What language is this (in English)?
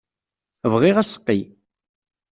Kabyle